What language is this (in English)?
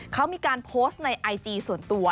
Thai